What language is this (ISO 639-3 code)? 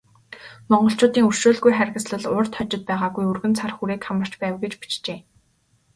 mon